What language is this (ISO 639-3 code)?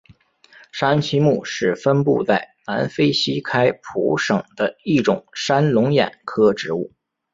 zho